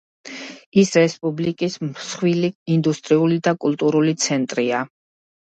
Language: Georgian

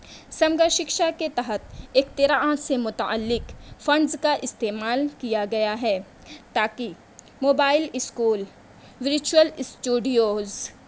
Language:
Urdu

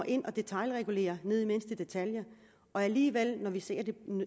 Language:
Danish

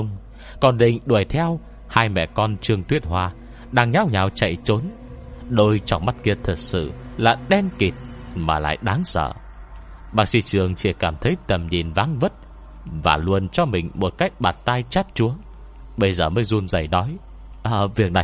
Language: Vietnamese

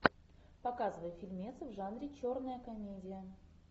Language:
Russian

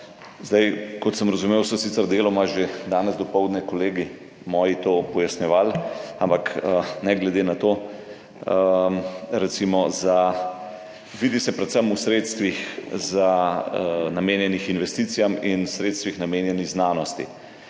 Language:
Slovenian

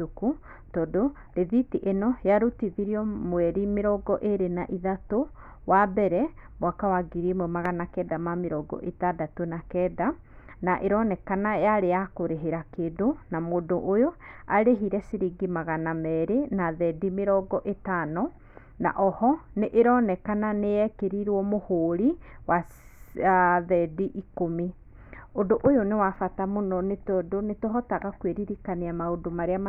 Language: Kikuyu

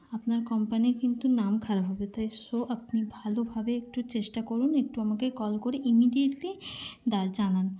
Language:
Bangla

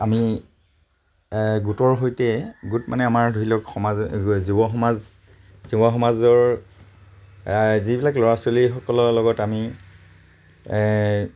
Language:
Assamese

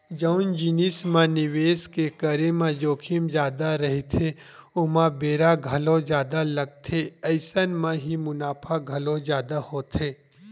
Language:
Chhattisgarhi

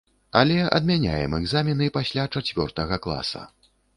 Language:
Belarusian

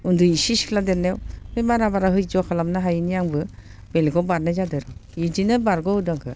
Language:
Bodo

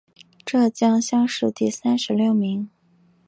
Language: Chinese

